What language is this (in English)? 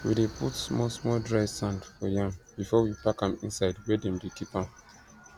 Nigerian Pidgin